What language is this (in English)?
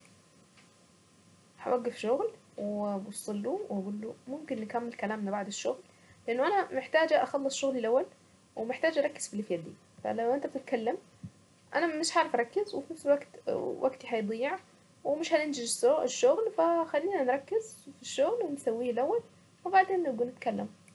Saidi Arabic